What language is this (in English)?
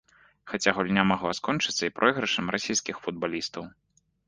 Belarusian